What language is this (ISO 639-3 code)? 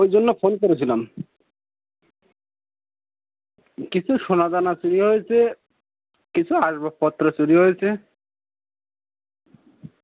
ben